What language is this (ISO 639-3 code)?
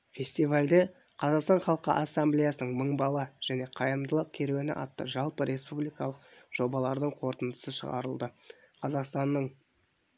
kaz